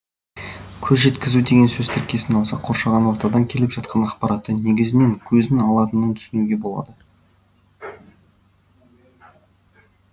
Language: Kazakh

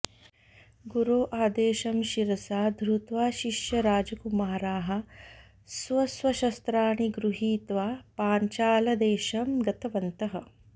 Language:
Sanskrit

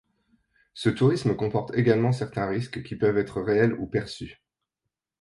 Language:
French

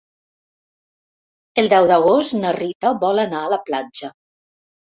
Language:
Catalan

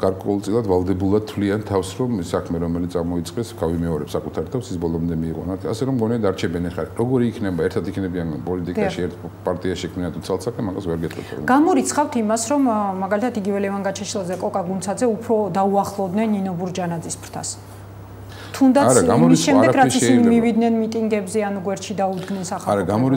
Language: Romanian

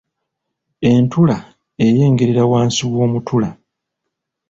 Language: Ganda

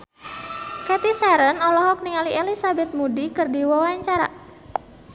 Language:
Sundanese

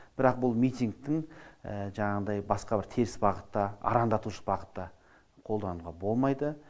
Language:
Kazakh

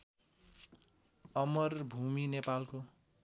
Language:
Nepali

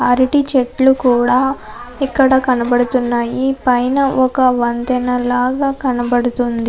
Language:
Telugu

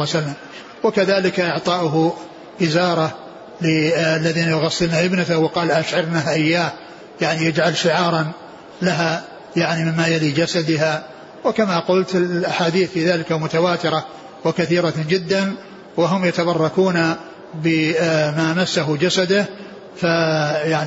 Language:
Arabic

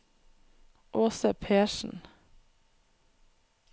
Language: Norwegian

